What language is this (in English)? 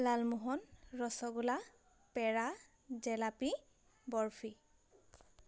Assamese